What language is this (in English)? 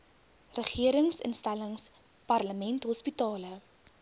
Afrikaans